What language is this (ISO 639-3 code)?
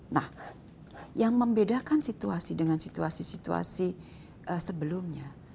ind